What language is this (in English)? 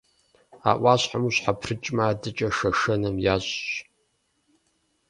Kabardian